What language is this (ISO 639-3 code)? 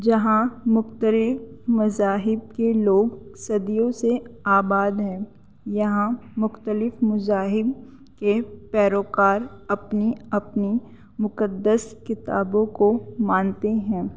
urd